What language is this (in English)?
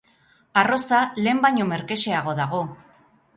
Basque